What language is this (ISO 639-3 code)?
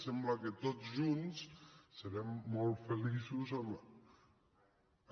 cat